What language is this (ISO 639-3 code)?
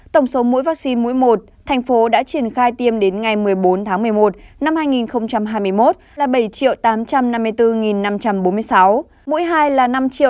vie